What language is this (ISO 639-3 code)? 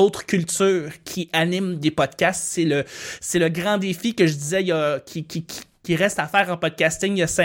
fra